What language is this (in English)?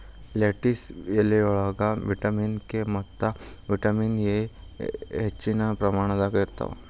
Kannada